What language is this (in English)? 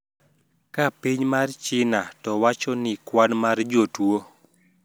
Luo (Kenya and Tanzania)